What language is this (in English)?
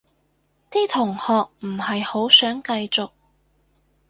Cantonese